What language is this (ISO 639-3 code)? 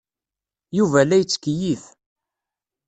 kab